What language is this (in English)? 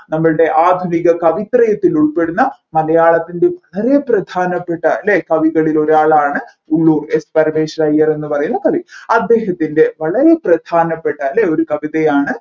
Malayalam